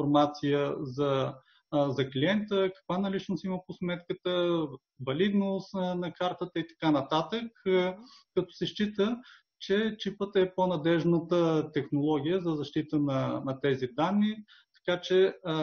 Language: Bulgarian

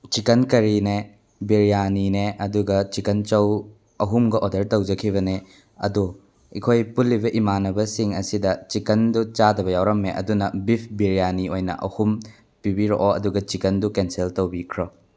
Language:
Manipuri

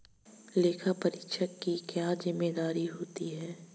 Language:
Hindi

